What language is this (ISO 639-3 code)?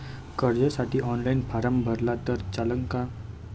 mar